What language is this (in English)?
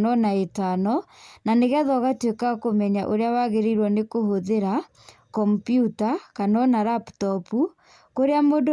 Kikuyu